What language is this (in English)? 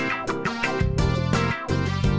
Indonesian